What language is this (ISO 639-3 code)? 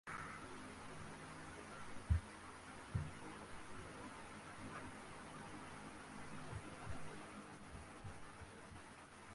uzb